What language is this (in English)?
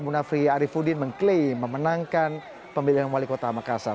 Indonesian